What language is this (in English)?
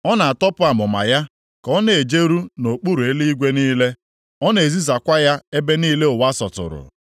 Igbo